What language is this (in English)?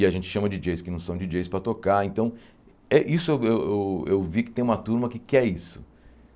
Portuguese